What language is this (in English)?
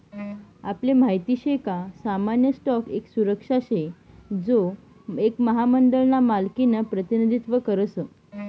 Marathi